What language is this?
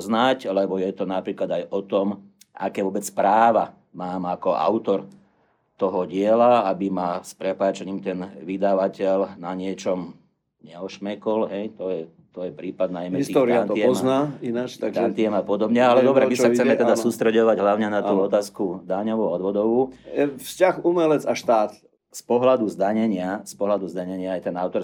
Slovak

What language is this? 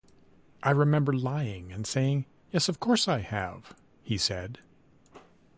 English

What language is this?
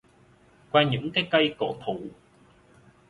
Vietnamese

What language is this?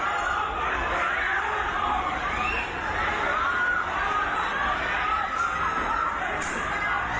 Thai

